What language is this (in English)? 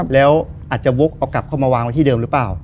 Thai